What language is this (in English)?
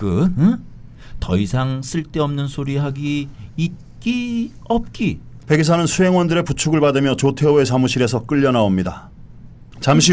Korean